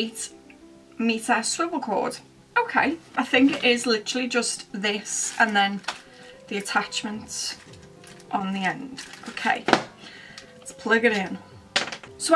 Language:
English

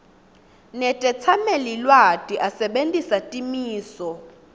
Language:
Swati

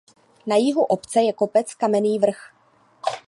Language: Czech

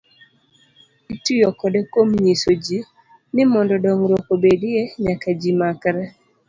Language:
Luo (Kenya and Tanzania)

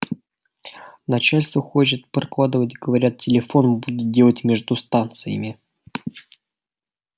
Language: Russian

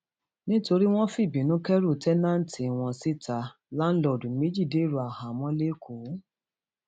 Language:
Yoruba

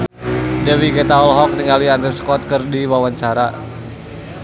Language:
Sundanese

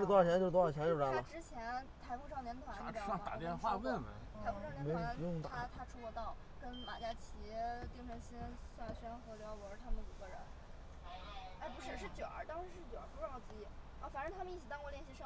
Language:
Chinese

